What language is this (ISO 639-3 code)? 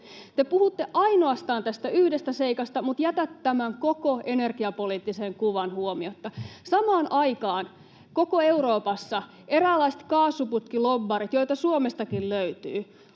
fin